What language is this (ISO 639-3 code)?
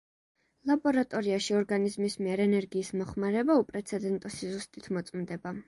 kat